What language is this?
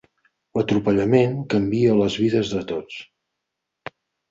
Catalan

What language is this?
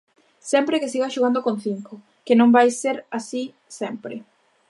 Galician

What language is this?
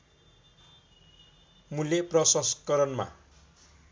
Nepali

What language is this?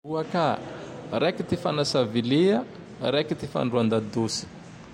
Tandroy-Mahafaly Malagasy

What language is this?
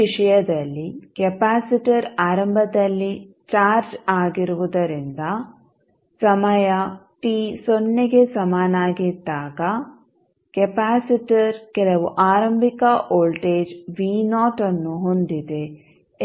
Kannada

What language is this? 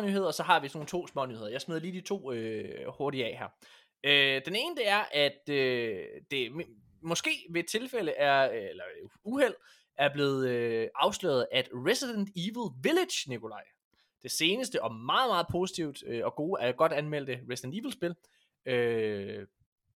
Danish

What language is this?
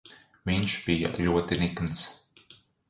Latvian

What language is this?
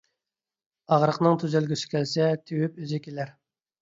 Uyghur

